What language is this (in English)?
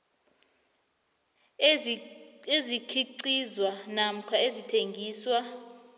South Ndebele